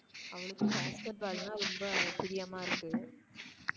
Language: Tamil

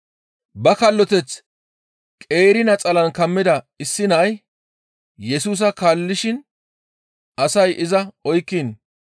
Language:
Gamo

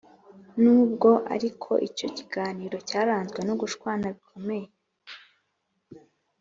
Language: Kinyarwanda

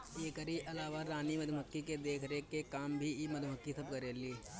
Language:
Bhojpuri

